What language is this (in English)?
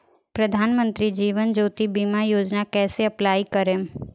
Bhojpuri